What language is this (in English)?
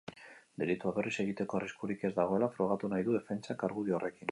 Basque